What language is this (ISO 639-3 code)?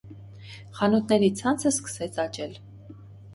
hye